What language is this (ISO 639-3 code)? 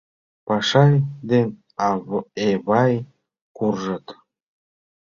chm